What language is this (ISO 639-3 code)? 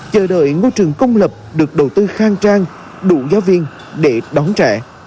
vie